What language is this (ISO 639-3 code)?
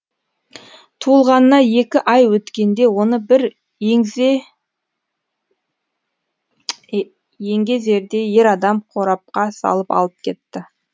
kaz